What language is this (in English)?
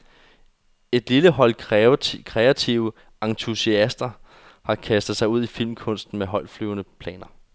Danish